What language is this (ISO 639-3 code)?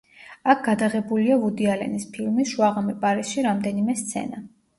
kat